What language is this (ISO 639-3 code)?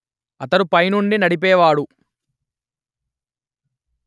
tel